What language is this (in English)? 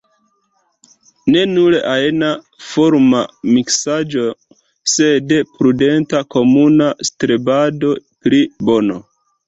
Esperanto